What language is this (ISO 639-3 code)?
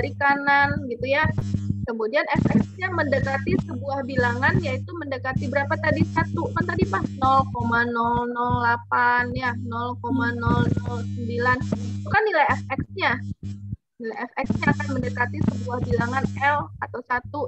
ind